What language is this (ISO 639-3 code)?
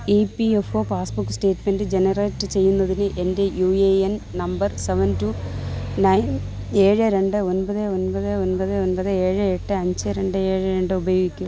mal